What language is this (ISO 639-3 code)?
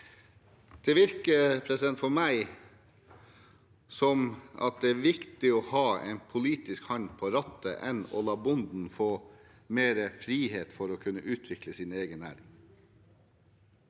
nor